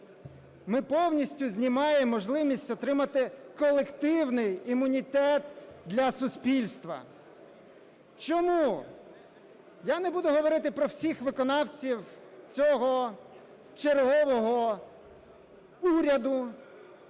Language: Ukrainian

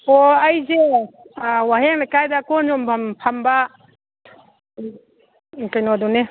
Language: Manipuri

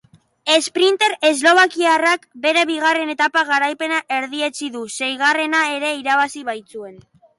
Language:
Basque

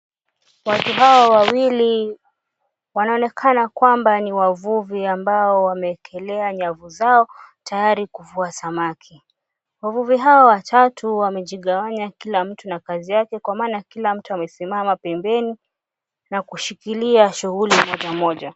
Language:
Swahili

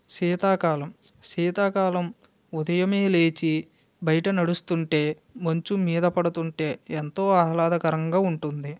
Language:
Telugu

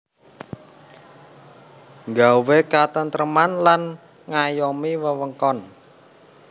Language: Javanese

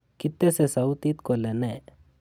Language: Kalenjin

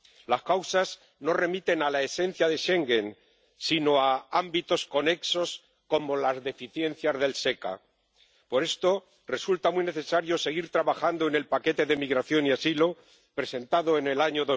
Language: Spanish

